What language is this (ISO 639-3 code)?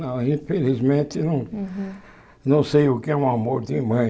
por